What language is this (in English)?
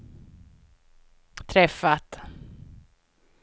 Swedish